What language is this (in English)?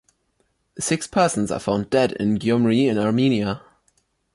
English